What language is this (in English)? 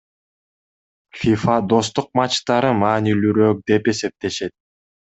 Kyrgyz